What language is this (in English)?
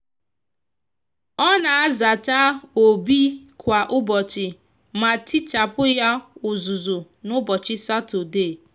Igbo